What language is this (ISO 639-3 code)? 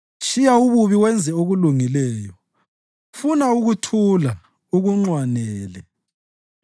nde